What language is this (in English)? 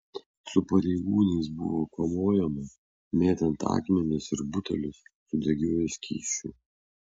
Lithuanian